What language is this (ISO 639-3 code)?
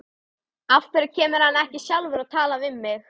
isl